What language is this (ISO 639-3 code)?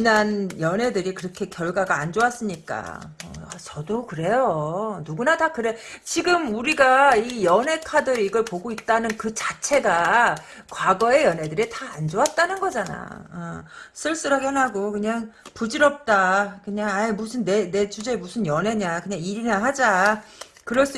kor